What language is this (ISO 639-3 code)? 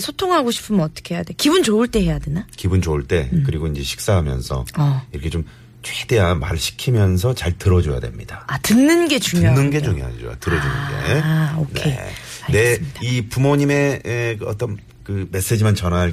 kor